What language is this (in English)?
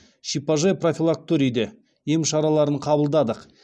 Kazakh